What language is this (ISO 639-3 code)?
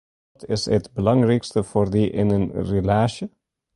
fry